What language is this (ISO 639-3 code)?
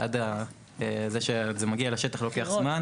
heb